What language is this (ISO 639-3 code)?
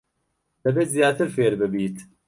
ckb